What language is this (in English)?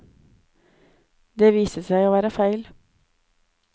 Norwegian